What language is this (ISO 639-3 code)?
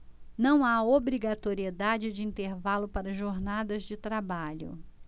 por